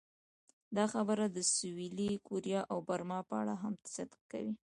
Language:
Pashto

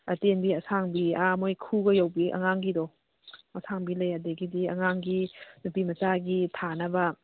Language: Manipuri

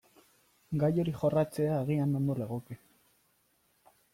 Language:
Basque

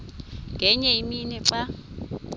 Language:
Xhosa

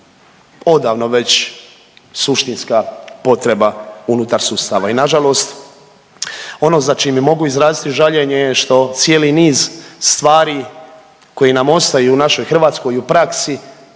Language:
Croatian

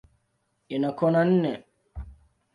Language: Swahili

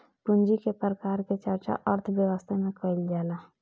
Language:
Bhojpuri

